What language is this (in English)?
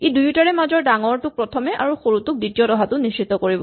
Assamese